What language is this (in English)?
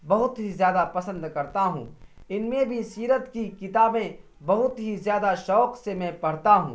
Urdu